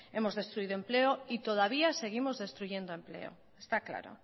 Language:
Spanish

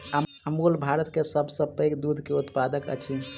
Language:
Maithili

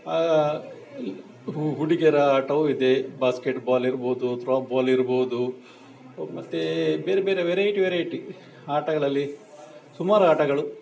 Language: Kannada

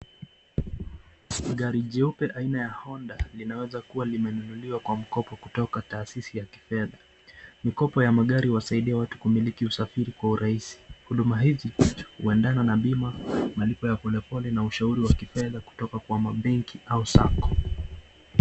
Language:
Swahili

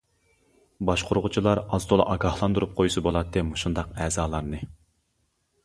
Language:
Uyghur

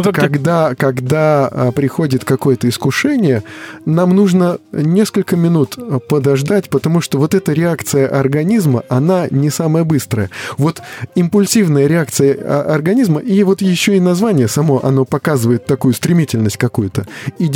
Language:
Russian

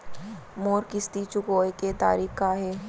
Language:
Chhattisgarhi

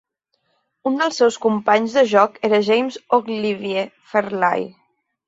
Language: Catalan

